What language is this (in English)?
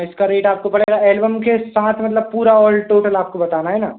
Hindi